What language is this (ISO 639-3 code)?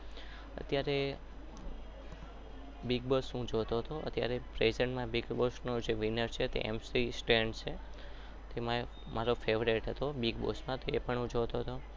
guj